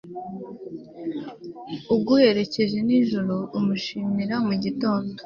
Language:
Kinyarwanda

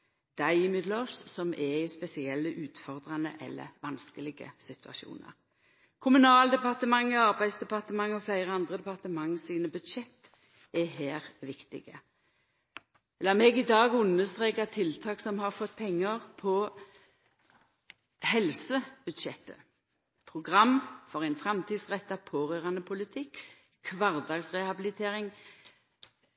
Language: Norwegian Nynorsk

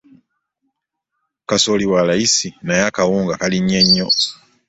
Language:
Ganda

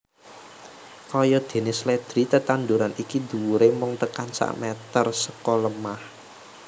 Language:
Javanese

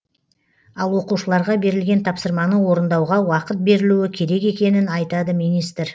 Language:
Kazakh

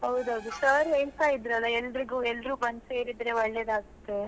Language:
Kannada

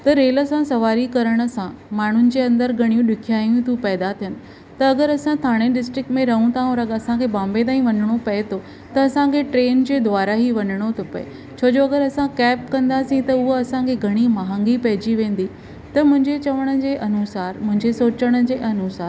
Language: Sindhi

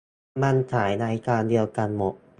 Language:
Thai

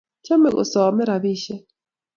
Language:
Kalenjin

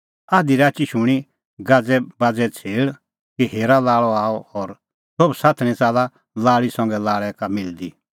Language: Kullu Pahari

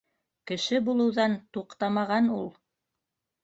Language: Bashkir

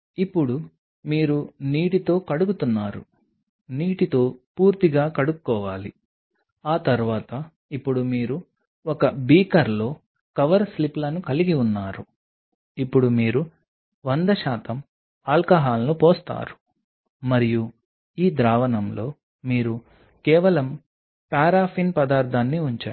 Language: Telugu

